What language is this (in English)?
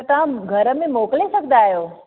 Sindhi